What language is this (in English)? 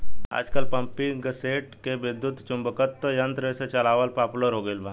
Bhojpuri